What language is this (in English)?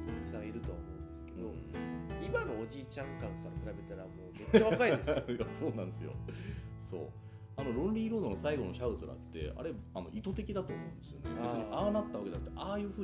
Japanese